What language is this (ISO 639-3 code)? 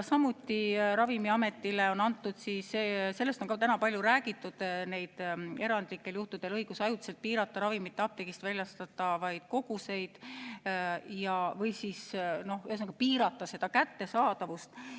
est